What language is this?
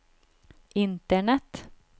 Norwegian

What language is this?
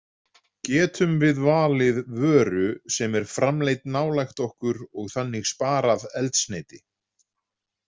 Icelandic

